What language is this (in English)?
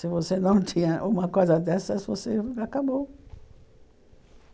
Portuguese